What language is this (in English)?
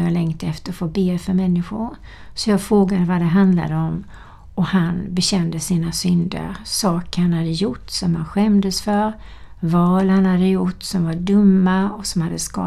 Swedish